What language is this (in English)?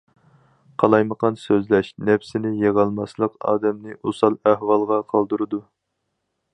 Uyghur